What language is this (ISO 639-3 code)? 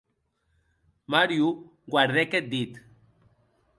oci